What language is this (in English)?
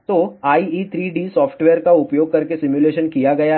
Hindi